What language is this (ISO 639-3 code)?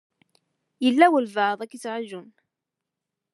kab